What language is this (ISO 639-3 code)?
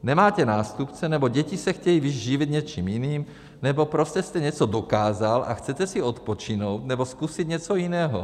ces